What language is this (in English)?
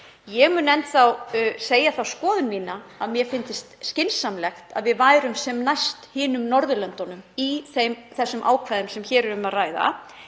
Icelandic